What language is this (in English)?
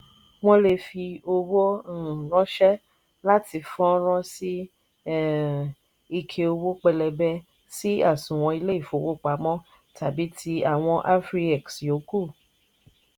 Yoruba